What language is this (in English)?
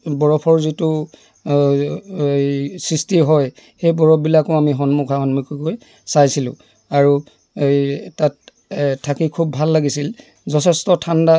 Assamese